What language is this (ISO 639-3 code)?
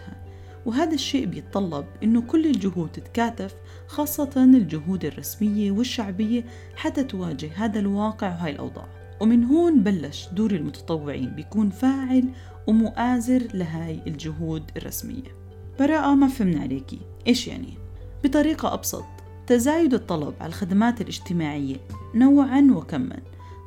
ara